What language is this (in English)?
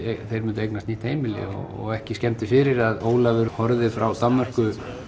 Icelandic